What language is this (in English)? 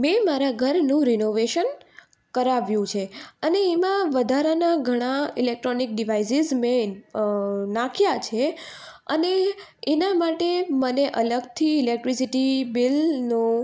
Gujarati